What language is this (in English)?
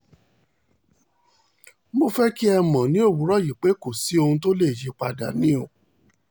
Yoruba